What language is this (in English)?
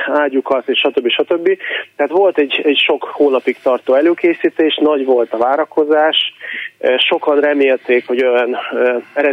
Hungarian